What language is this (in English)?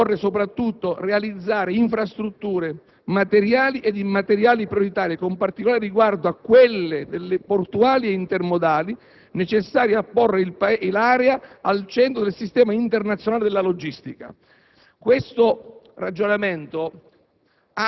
Italian